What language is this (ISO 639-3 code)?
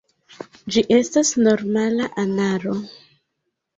epo